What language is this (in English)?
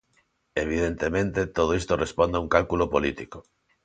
Galician